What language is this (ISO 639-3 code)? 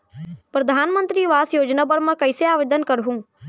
hne